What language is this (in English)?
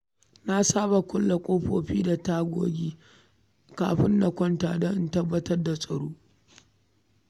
Hausa